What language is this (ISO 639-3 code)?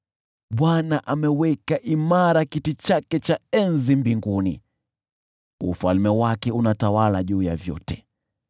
swa